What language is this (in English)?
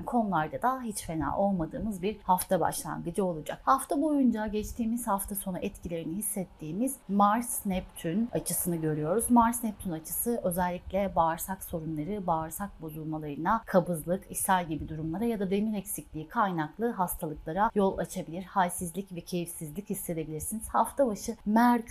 Turkish